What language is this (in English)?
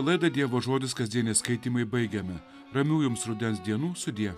Lithuanian